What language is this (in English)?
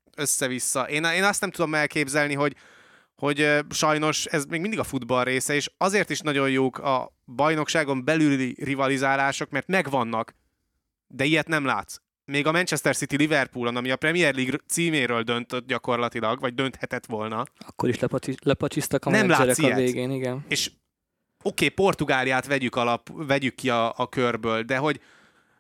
Hungarian